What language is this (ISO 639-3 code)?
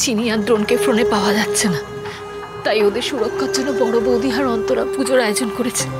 ben